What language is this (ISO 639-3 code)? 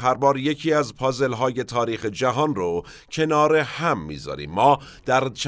fas